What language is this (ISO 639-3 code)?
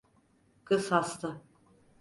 tur